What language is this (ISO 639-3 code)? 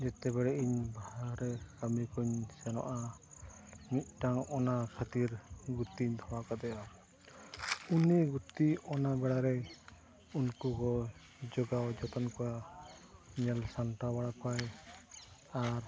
sat